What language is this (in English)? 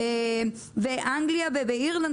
Hebrew